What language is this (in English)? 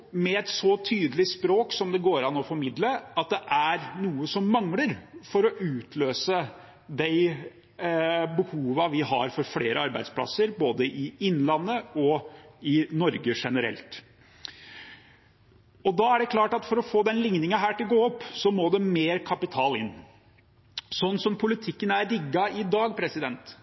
Norwegian Bokmål